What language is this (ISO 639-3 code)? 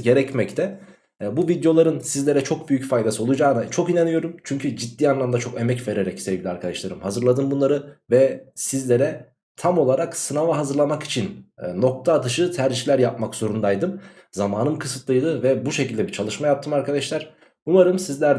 tur